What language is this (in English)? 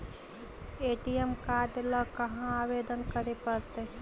Magahi